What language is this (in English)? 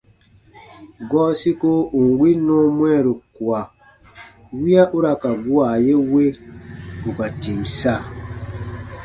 Baatonum